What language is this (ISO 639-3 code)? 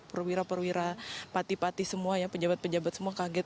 ind